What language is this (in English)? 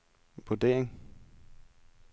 Danish